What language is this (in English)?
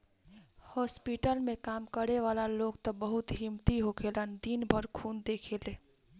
Bhojpuri